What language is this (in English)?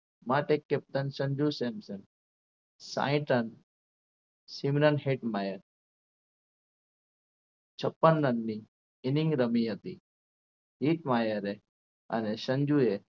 Gujarati